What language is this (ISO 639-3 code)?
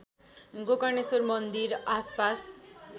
nep